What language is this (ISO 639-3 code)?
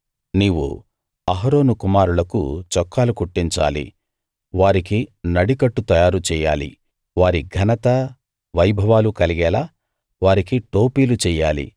tel